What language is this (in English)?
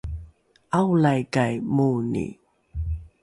Rukai